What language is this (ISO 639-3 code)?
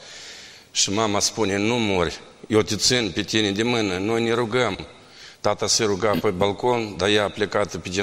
ron